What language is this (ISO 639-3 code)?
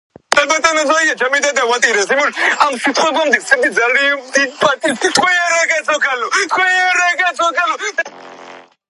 kat